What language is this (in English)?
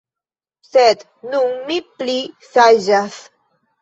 Esperanto